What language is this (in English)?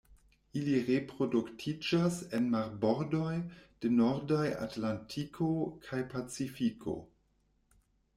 Esperanto